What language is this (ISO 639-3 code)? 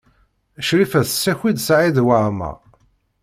kab